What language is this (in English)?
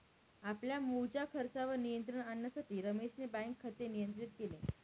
Marathi